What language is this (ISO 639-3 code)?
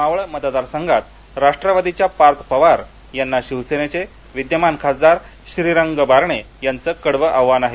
mar